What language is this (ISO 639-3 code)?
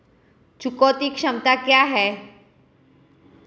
hin